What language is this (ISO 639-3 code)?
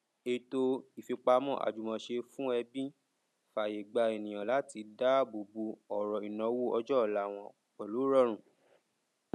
yor